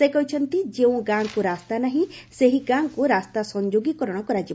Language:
Odia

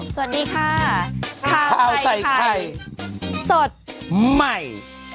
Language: Thai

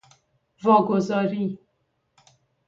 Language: Persian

